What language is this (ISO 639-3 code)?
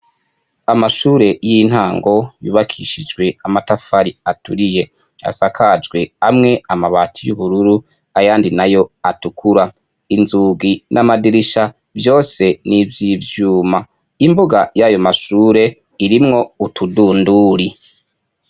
run